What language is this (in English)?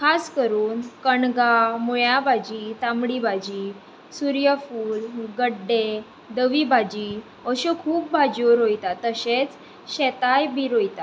Konkani